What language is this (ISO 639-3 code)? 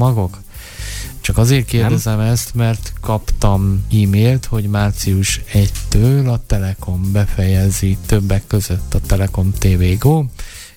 hun